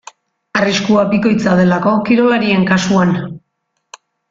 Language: Basque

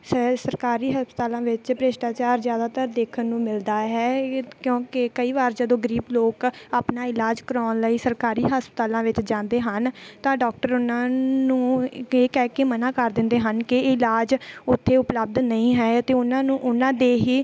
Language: Punjabi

